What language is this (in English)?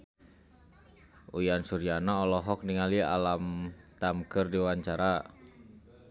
Sundanese